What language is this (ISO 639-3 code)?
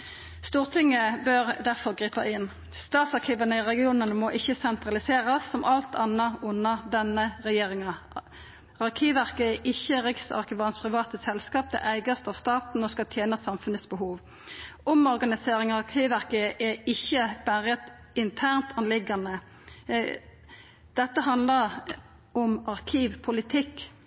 nno